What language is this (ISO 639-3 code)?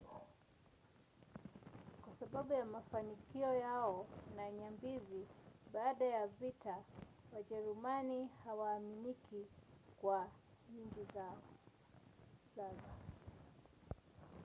swa